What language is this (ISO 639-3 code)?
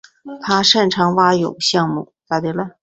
zho